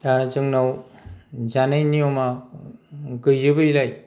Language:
Bodo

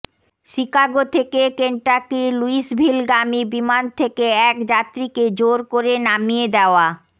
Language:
Bangla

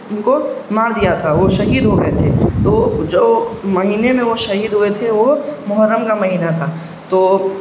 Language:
Urdu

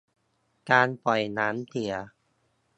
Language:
Thai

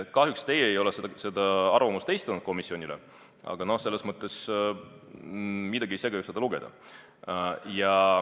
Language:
Estonian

